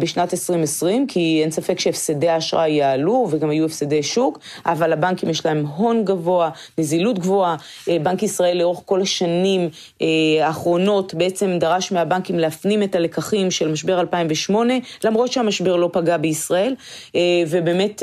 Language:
Hebrew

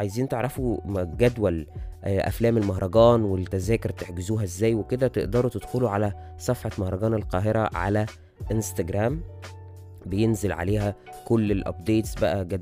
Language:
Arabic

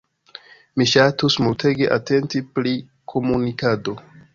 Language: Esperanto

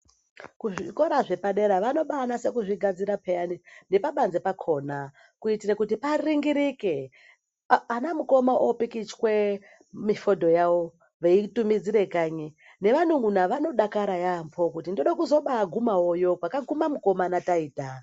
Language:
Ndau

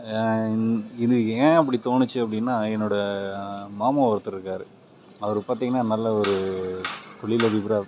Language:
Tamil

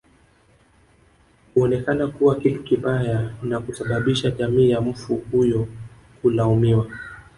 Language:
Swahili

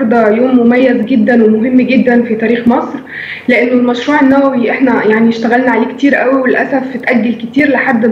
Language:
Arabic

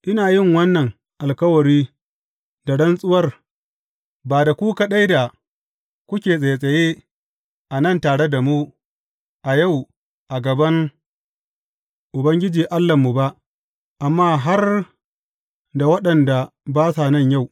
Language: Hausa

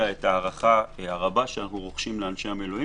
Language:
Hebrew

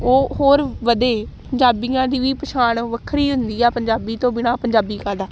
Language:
Punjabi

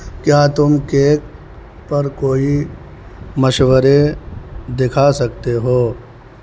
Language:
Urdu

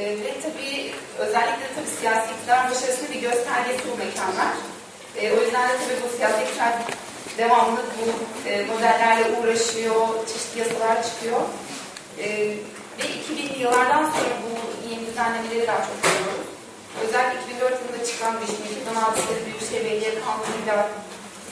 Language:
Turkish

